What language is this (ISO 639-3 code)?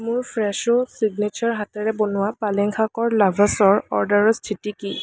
asm